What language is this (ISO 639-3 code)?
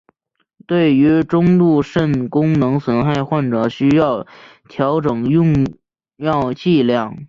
zho